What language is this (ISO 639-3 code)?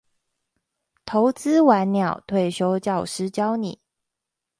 zho